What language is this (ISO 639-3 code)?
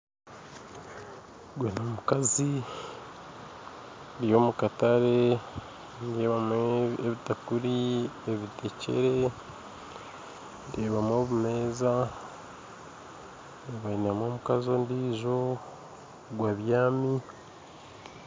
nyn